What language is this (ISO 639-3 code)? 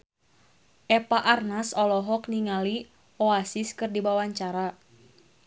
sun